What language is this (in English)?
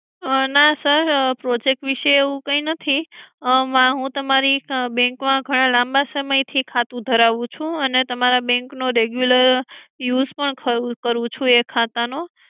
Gujarati